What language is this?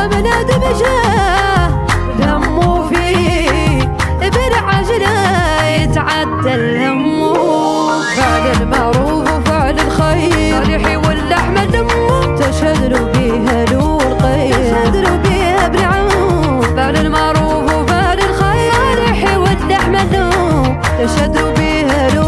Arabic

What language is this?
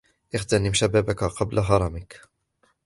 Arabic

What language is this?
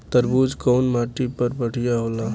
Bhojpuri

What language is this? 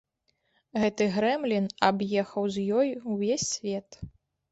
Belarusian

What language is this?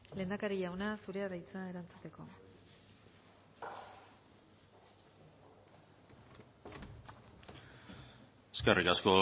Basque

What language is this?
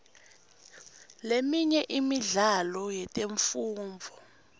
Swati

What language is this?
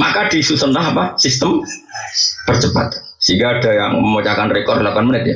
Indonesian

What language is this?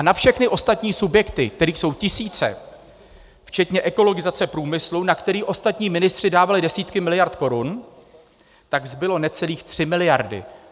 Czech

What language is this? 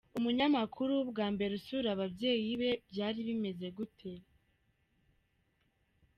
Kinyarwanda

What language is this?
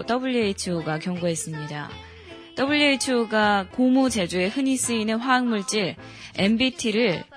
Korean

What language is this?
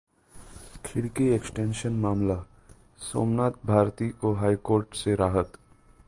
Hindi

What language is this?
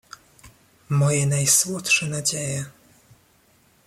Polish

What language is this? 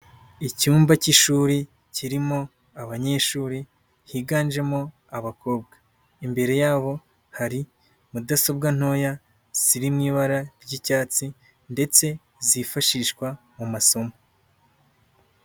Kinyarwanda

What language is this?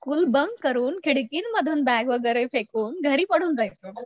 Marathi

